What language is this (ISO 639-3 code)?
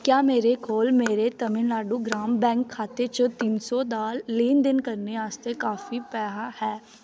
doi